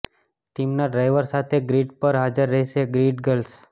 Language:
Gujarati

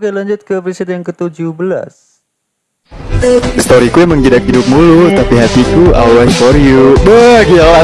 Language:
Indonesian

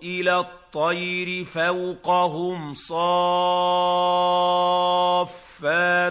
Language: Arabic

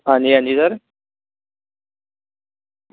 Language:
Dogri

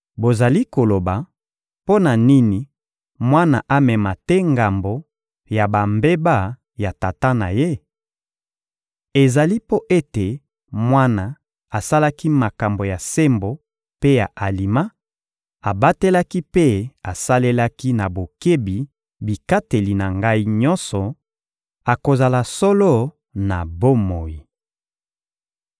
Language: Lingala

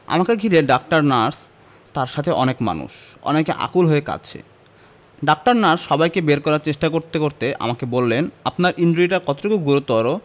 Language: Bangla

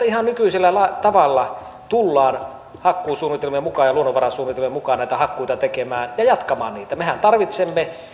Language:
Finnish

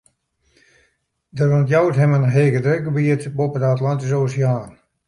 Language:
Western Frisian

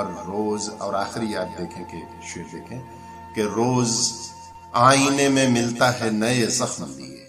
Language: Urdu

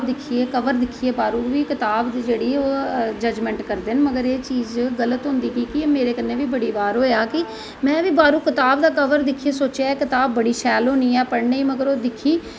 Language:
Dogri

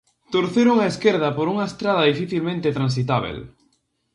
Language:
Galician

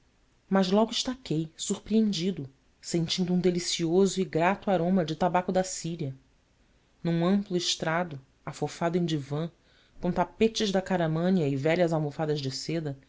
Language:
Portuguese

